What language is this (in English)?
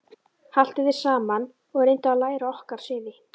Icelandic